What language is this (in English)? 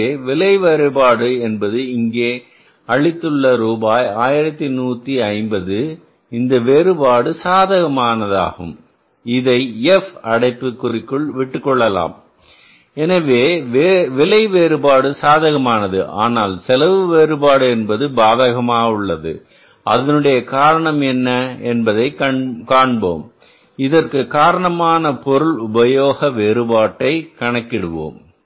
Tamil